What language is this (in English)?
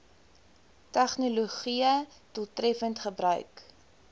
Afrikaans